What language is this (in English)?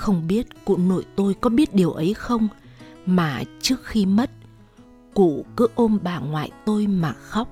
Vietnamese